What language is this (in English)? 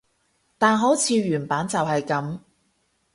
Cantonese